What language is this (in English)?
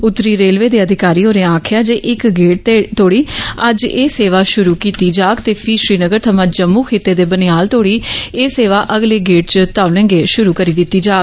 Dogri